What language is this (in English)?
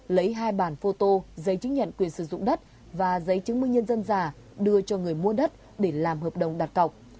Vietnamese